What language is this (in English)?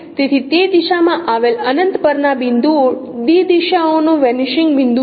Gujarati